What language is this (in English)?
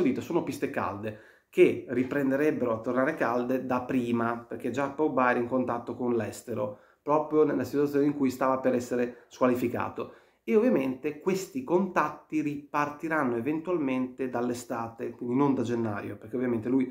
Italian